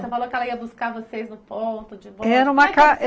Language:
Portuguese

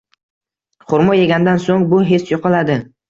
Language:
Uzbek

